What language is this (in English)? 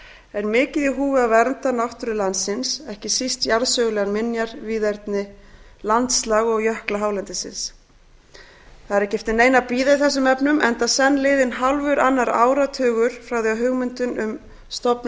Icelandic